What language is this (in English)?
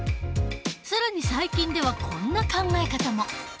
Japanese